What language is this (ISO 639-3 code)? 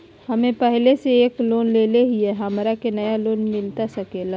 mag